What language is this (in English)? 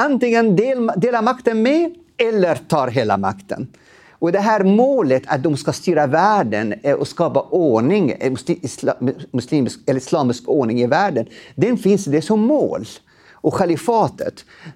Swedish